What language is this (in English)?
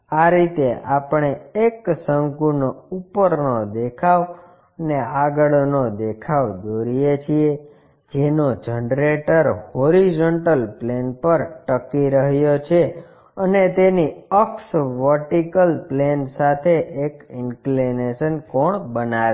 Gujarati